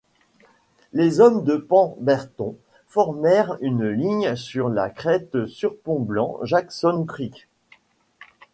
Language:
French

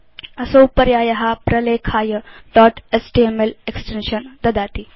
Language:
Sanskrit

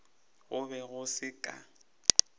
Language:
Northern Sotho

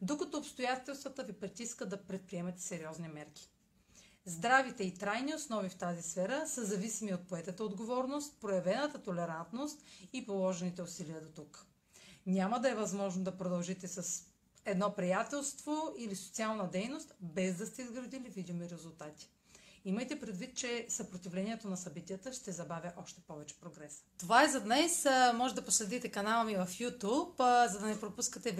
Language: Bulgarian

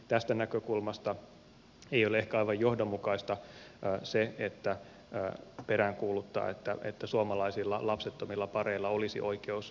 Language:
Finnish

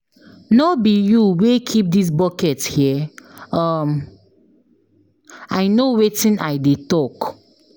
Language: Nigerian Pidgin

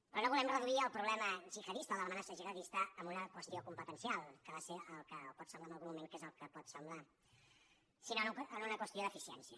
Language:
Catalan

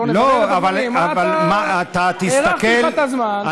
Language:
Hebrew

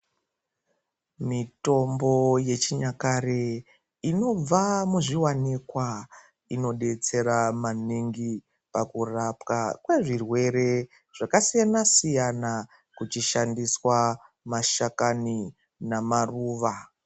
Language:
Ndau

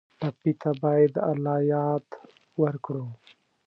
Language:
Pashto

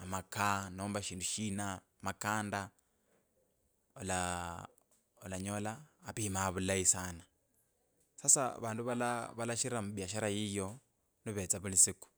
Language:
Kabras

